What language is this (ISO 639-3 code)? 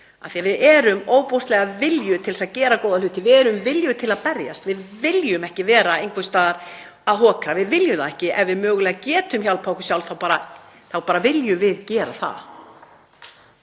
isl